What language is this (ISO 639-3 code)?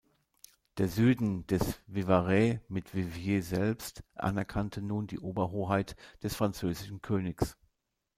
deu